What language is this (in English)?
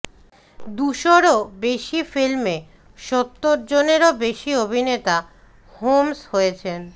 Bangla